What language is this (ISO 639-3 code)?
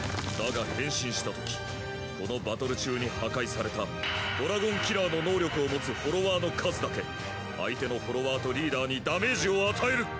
jpn